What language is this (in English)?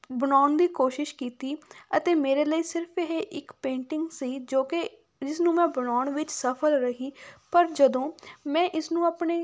Punjabi